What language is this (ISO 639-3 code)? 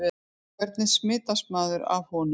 isl